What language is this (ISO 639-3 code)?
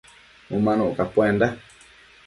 mcf